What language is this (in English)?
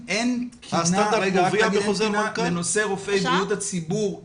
Hebrew